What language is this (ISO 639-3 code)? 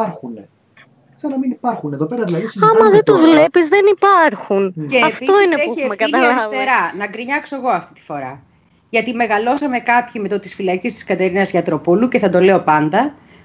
ell